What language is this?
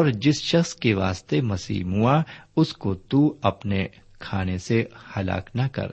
Urdu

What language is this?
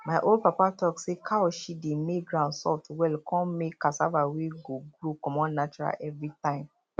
Nigerian Pidgin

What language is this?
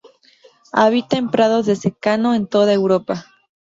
Spanish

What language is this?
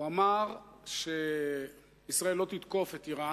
Hebrew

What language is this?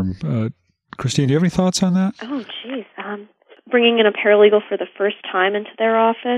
English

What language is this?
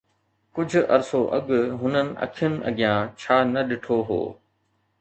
Sindhi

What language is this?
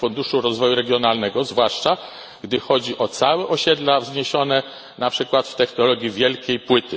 Polish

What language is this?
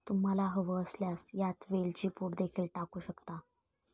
Marathi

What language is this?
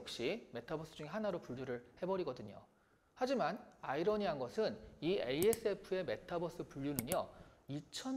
Korean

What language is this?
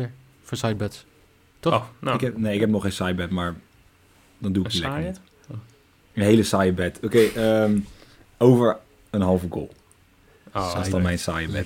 Dutch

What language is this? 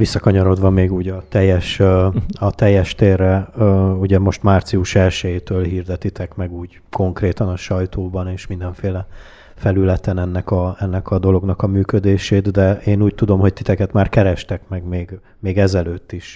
Hungarian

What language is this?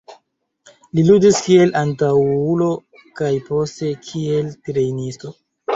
Esperanto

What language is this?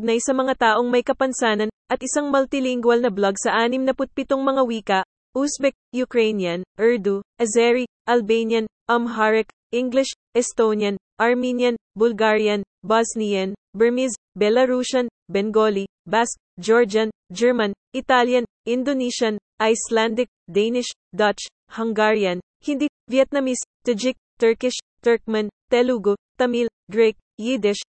Filipino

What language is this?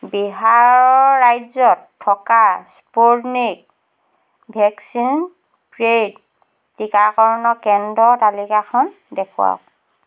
Assamese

